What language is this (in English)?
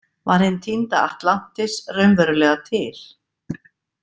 Icelandic